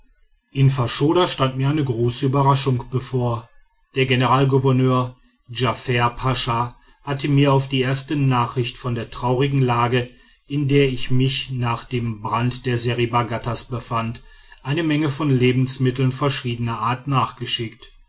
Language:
German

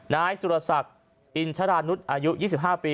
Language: Thai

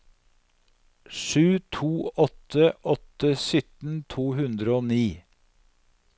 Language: Norwegian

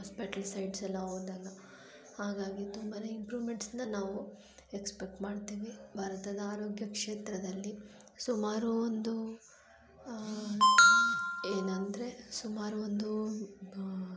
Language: Kannada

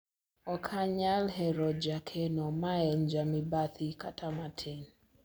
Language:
Luo (Kenya and Tanzania)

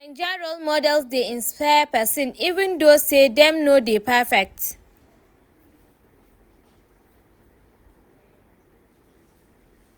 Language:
Nigerian Pidgin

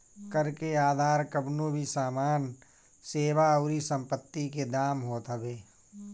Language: Bhojpuri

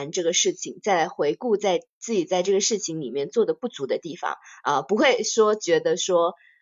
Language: Chinese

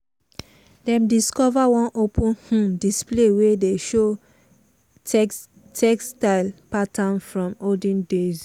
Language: Nigerian Pidgin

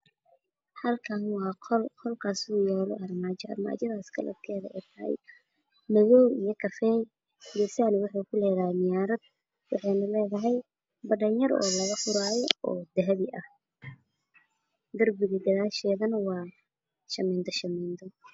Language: Somali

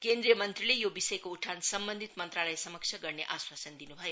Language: Nepali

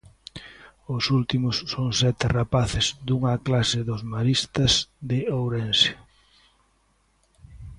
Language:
Galician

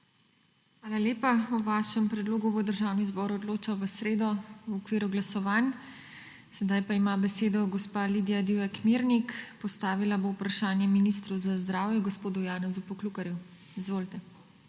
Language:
Slovenian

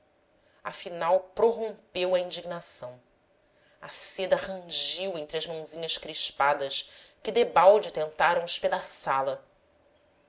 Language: Portuguese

